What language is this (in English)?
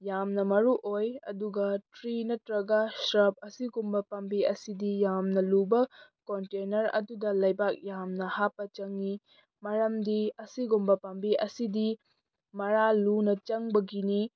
Manipuri